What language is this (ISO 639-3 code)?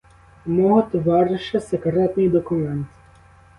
ukr